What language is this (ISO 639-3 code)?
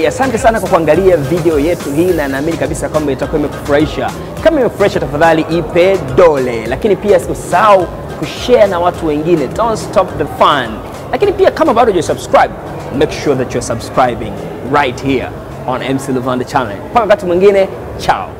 nld